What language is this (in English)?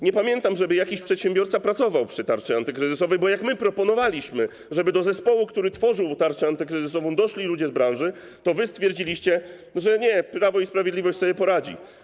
Polish